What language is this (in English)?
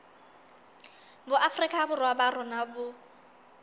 Southern Sotho